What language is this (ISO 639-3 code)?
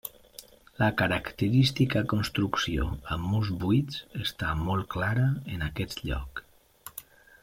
cat